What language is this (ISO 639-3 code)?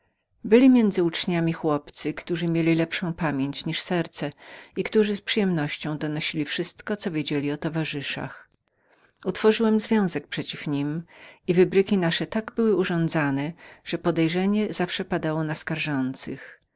pol